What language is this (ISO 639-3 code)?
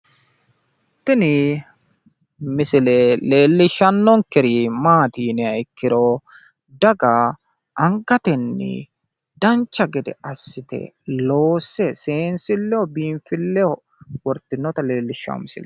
sid